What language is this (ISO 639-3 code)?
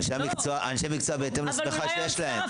heb